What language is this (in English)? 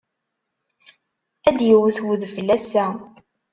Kabyle